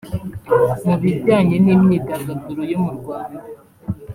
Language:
Kinyarwanda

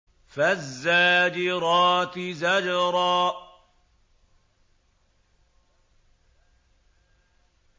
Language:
Arabic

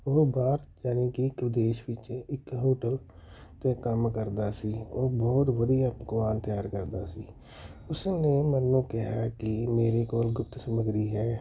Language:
Punjabi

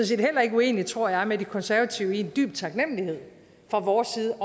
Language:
Danish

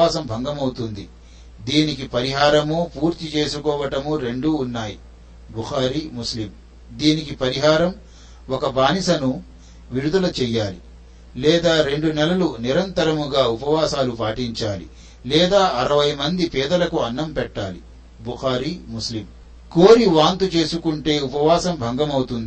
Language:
Telugu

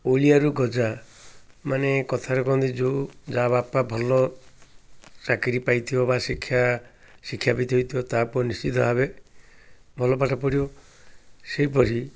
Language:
Odia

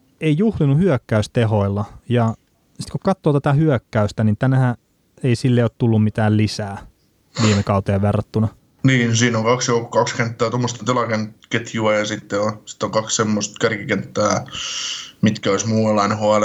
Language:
Finnish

